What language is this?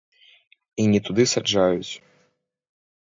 Belarusian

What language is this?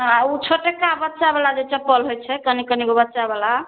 Maithili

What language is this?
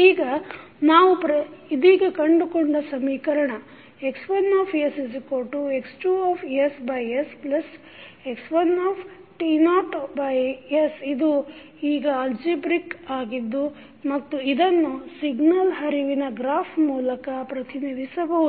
Kannada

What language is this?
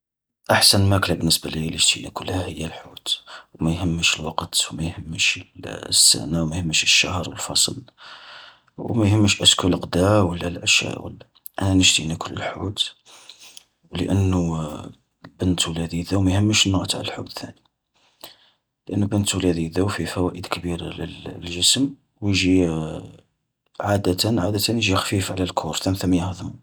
Algerian Arabic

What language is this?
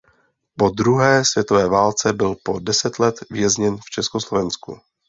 Czech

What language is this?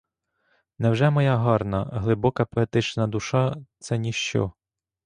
Ukrainian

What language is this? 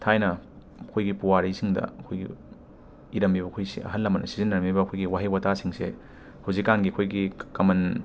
Manipuri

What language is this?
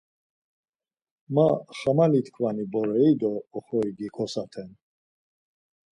Laz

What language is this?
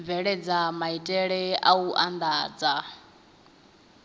Venda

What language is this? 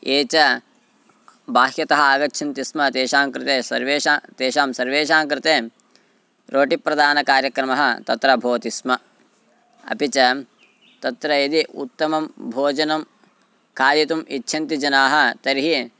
Sanskrit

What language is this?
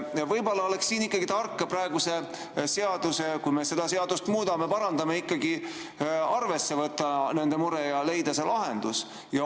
Estonian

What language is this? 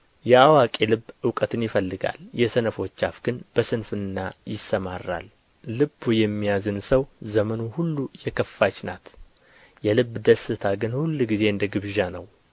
Amharic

